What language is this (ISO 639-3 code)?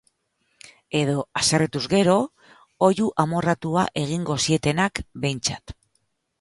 eus